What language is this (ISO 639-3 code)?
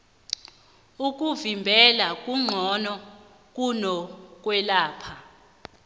nbl